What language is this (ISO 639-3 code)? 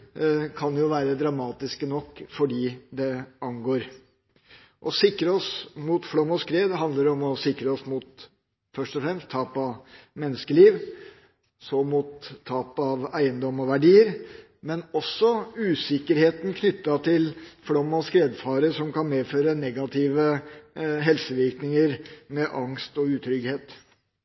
nob